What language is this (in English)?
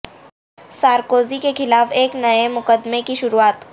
Urdu